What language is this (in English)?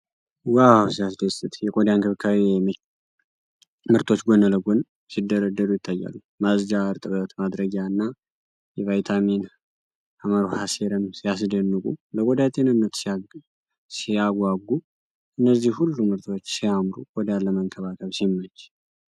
Amharic